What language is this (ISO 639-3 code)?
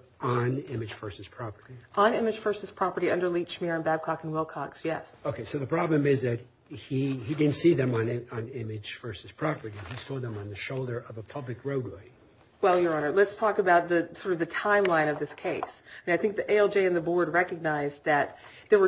eng